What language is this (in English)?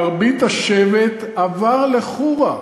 Hebrew